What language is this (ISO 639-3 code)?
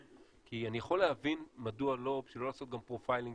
heb